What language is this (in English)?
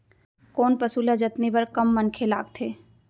Chhattisgarhi